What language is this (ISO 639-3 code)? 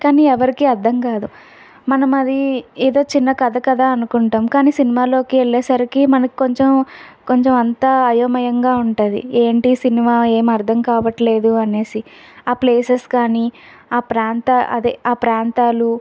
tel